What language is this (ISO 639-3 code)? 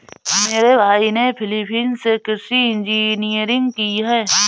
hin